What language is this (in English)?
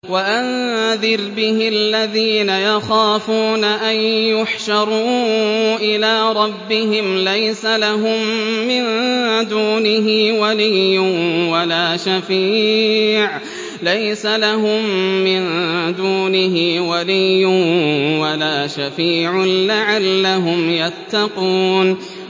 Arabic